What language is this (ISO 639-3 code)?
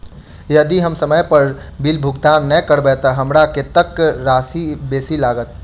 mai